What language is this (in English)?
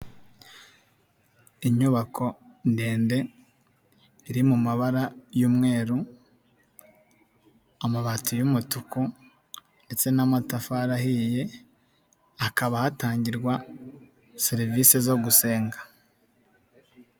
Kinyarwanda